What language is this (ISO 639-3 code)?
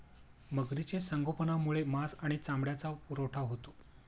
mar